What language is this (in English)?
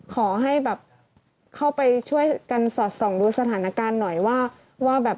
Thai